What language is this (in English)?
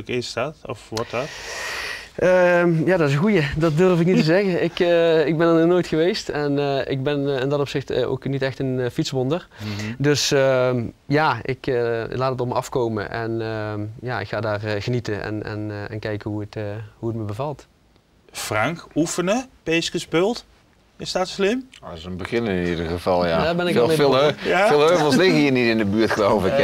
Dutch